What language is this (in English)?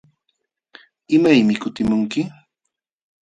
Jauja Wanca Quechua